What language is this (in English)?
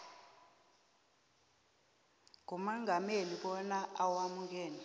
South Ndebele